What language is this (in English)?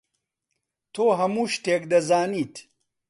Central Kurdish